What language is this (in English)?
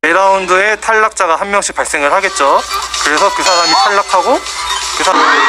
Korean